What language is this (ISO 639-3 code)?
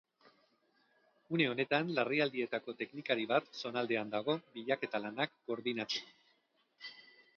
eus